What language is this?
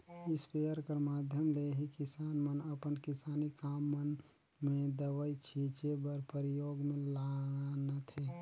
Chhattisgarhi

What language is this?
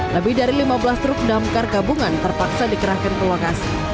Indonesian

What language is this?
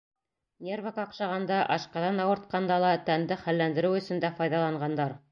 Bashkir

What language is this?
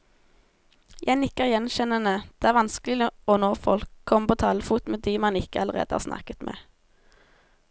Norwegian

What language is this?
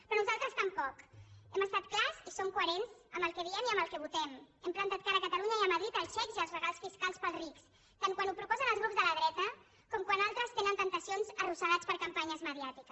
Catalan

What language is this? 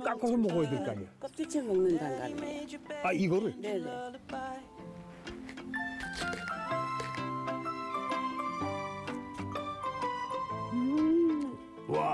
Korean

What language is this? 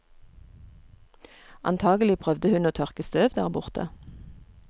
Norwegian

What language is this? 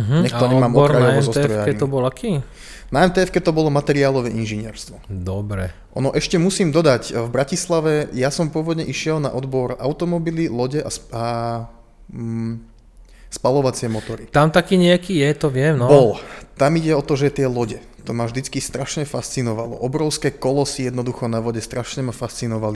Slovak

